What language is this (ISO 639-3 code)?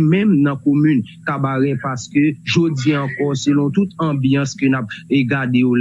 fra